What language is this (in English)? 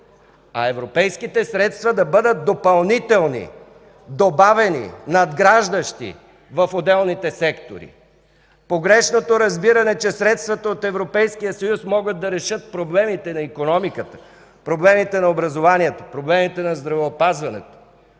Bulgarian